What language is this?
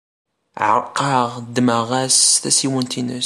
Kabyle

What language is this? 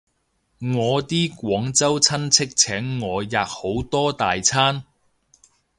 Cantonese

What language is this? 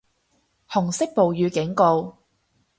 Cantonese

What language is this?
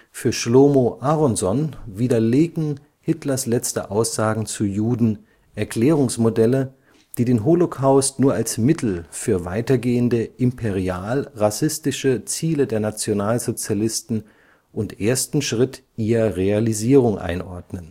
German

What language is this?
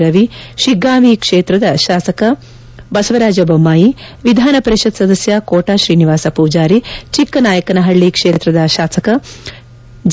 Kannada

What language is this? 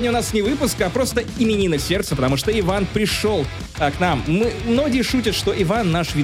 Russian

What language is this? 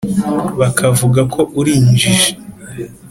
Kinyarwanda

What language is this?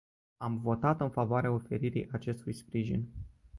Romanian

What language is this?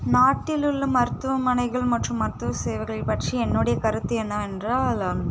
Tamil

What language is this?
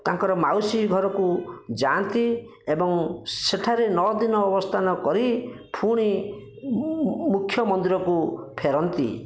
Odia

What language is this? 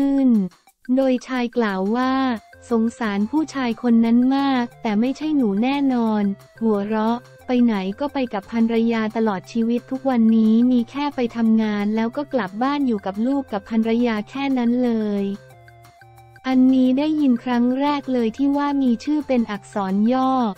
Thai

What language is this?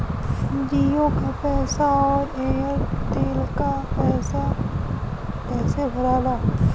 Bhojpuri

